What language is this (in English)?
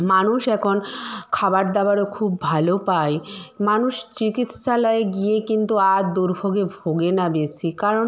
Bangla